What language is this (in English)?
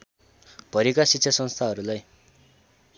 Nepali